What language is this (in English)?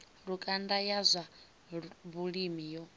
Venda